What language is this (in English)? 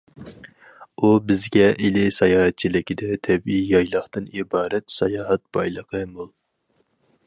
Uyghur